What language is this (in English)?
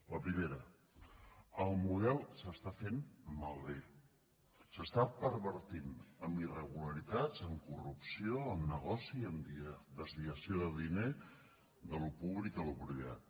Catalan